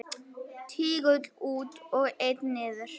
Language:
Icelandic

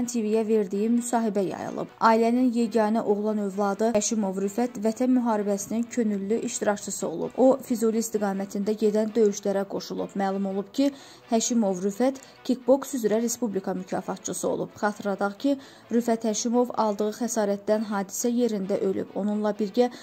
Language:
Turkish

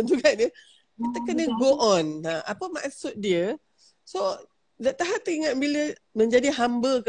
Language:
Malay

